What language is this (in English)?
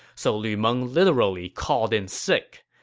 English